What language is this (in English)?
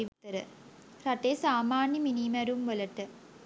Sinhala